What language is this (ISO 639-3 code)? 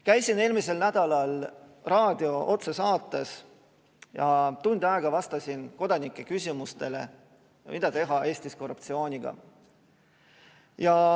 est